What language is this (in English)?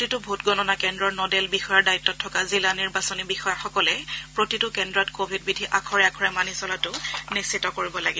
Assamese